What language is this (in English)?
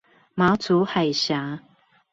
Chinese